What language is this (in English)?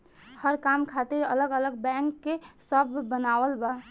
Bhojpuri